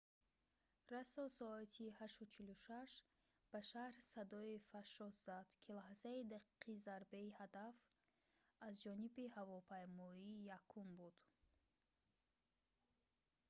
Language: Tajik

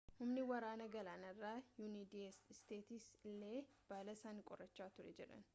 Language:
Oromo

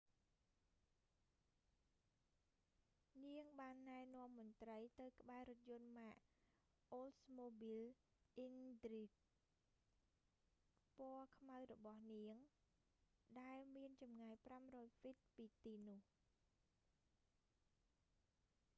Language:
Khmer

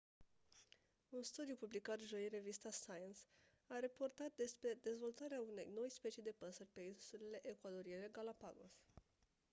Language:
Romanian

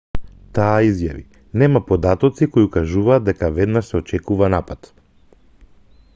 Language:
Macedonian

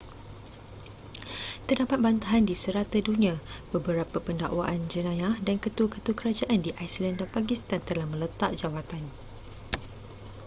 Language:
Malay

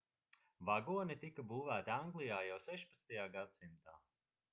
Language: Latvian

